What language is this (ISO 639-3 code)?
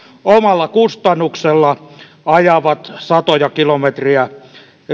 fin